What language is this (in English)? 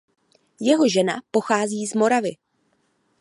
Czech